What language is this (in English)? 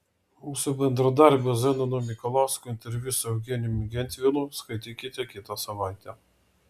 Lithuanian